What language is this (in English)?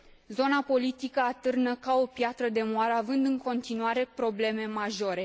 Romanian